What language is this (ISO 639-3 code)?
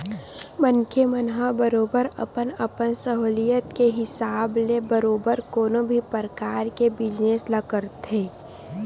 hne